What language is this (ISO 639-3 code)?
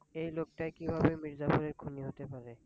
ben